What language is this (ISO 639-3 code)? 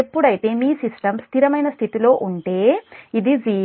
tel